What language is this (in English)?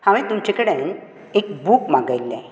Konkani